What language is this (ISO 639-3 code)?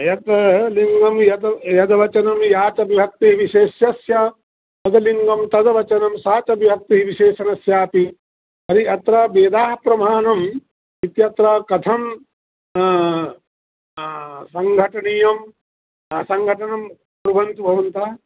san